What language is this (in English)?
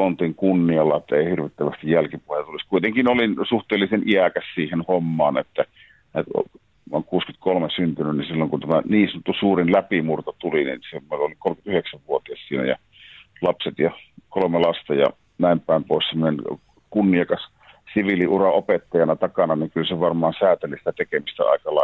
Finnish